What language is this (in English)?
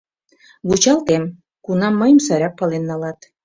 Mari